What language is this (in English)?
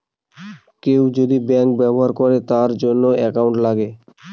Bangla